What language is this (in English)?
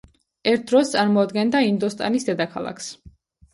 Georgian